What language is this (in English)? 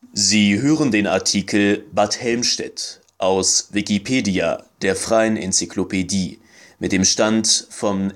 German